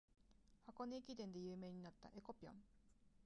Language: Japanese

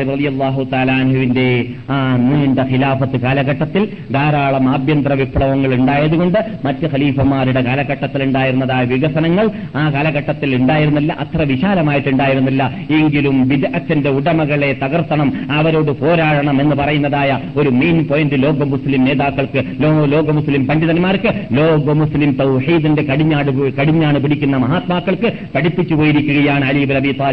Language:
Malayalam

